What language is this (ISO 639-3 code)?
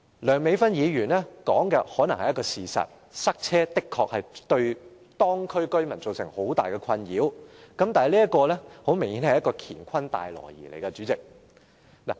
yue